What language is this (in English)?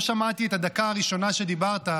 Hebrew